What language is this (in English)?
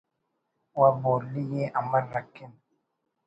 Brahui